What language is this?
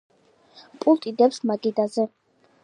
Georgian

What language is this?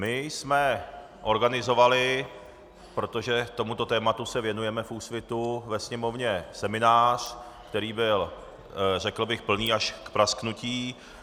Czech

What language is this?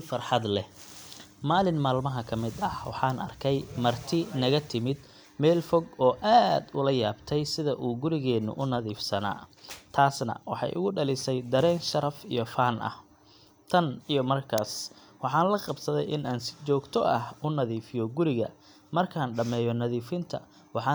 Somali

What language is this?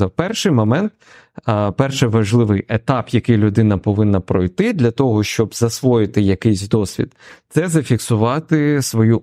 Ukrainian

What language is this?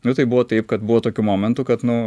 Lithuanian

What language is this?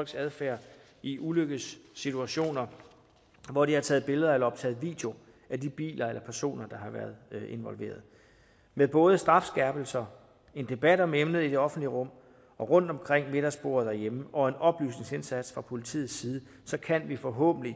Danish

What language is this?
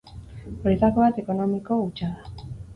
Basque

